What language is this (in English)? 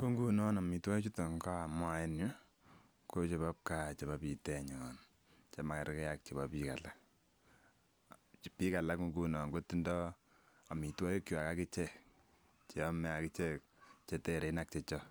Kalenjin